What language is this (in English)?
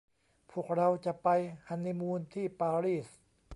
Thai